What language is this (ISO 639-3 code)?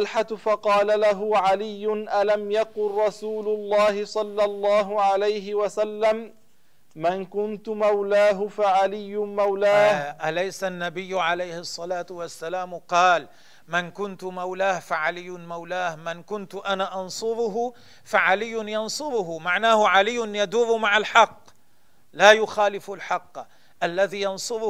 ara